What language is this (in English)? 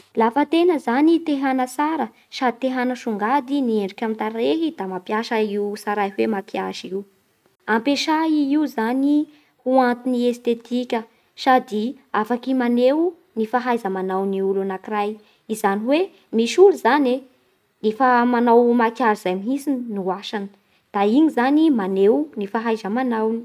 Bara Malagasy